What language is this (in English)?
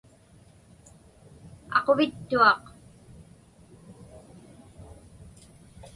Inupiaq